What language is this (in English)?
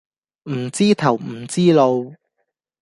Cantonese